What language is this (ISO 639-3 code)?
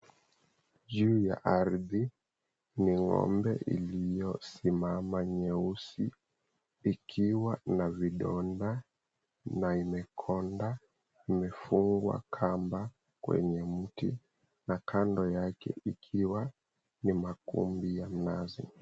swa